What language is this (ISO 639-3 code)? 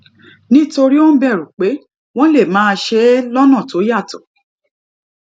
yor